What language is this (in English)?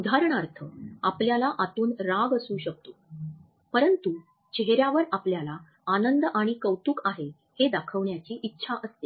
Marathi